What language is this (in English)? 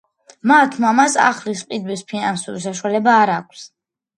Georgian